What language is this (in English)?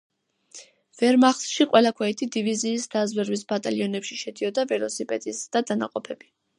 Georgian